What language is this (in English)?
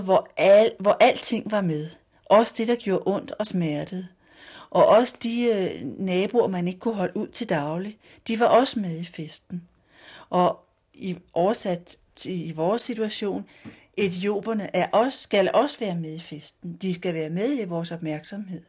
Danish